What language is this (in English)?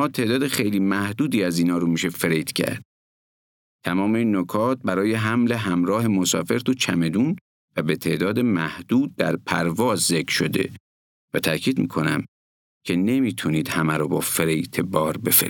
Persian